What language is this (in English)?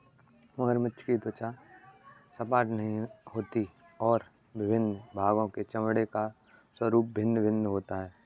Hindi